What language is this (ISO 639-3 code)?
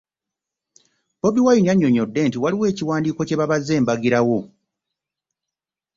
lug